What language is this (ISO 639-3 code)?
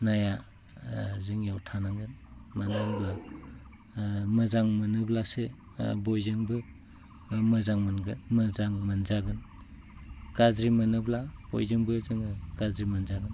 brx